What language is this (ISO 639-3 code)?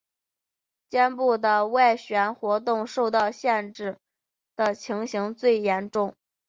zho